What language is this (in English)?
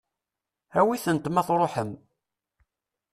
Kabyle